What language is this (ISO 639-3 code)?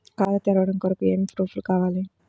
tel